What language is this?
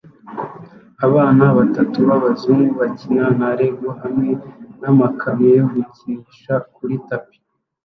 Kinyarwanda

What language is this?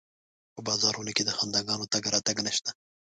Pashto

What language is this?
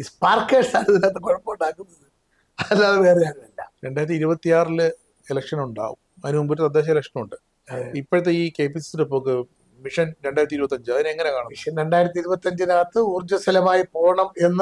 Malayalam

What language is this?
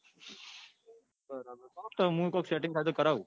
Gujarati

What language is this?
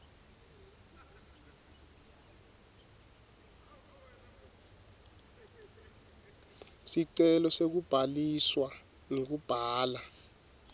Swati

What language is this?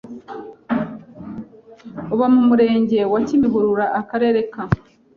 Kinyarwanda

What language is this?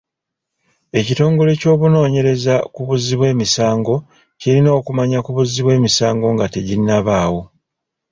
Ganda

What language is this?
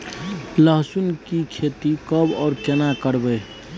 Maithili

